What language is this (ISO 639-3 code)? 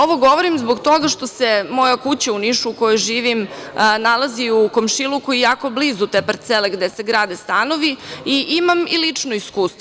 srp